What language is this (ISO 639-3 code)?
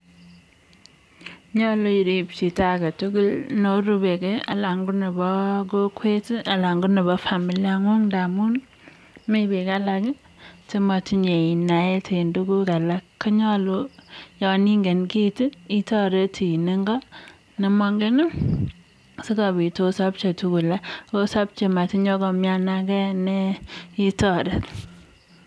kln